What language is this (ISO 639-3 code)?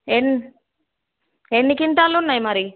tel